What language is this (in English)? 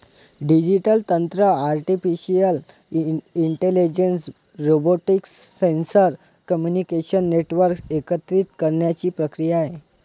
Marathi